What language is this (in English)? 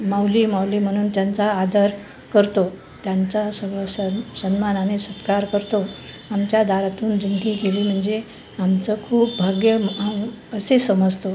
Marathi